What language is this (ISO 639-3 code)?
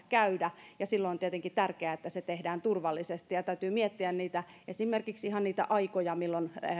fin